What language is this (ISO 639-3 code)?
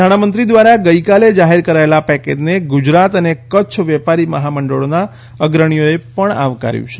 guj